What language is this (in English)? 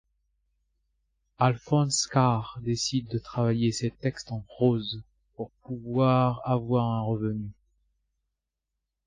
French